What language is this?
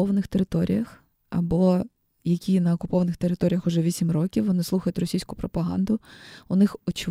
Ukrainian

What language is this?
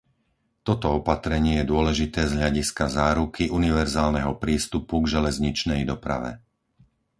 Slovak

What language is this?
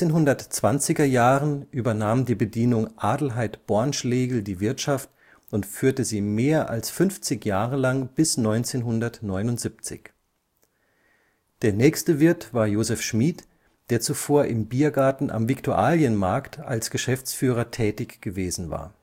German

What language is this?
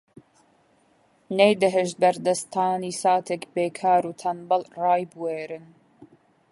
Central Kurdish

